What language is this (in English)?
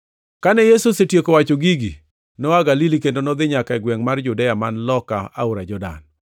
Luo (Kenya and Tanzania)